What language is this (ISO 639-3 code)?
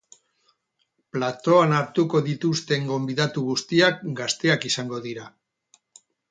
eus